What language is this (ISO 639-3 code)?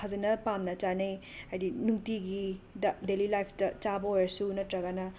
mni